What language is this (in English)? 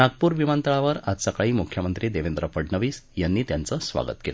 Marathi